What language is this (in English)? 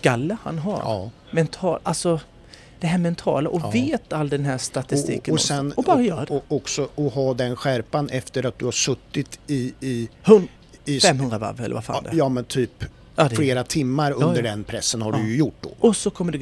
Swedish